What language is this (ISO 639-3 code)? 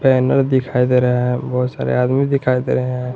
hin